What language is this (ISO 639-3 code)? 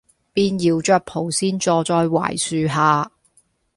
yue